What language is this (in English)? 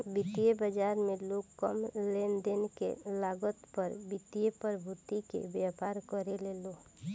Bhojpuri